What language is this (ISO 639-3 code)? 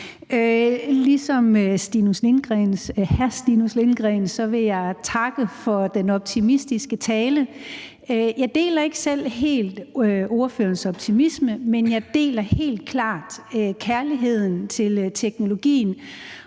dan